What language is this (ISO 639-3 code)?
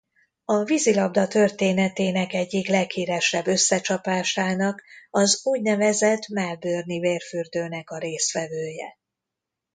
hun